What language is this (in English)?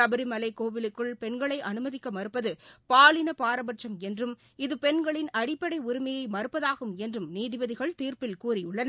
Tamil